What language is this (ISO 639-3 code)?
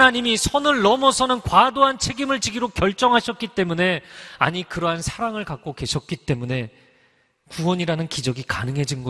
kor